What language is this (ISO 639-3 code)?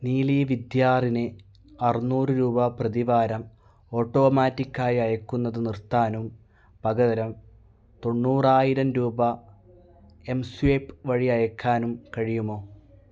mal